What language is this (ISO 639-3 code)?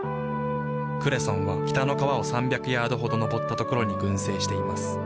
jpn